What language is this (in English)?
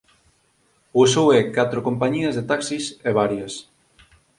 Galician